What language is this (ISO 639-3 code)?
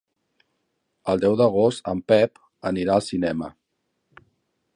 cat